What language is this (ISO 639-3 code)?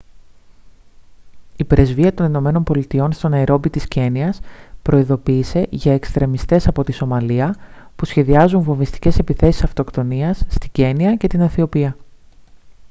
ell